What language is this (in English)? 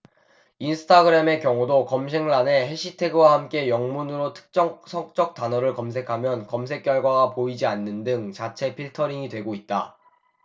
Korean